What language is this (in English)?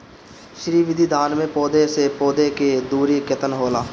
Bhojpuri